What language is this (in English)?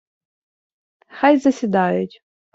Ukrainian